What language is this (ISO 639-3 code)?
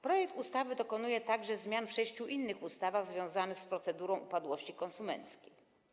pol